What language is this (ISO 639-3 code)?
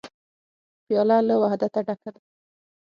pus